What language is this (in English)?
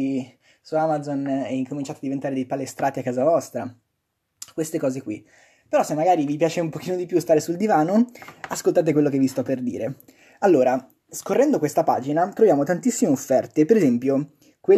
Italian